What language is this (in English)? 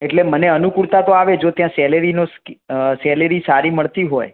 Gujarati